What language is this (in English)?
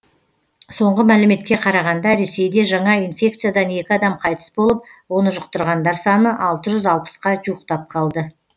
Kazakh